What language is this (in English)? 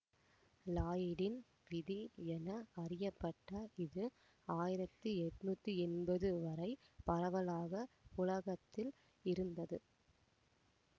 Tamil